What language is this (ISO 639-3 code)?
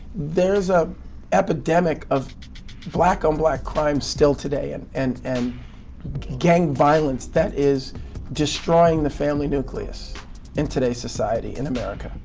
eng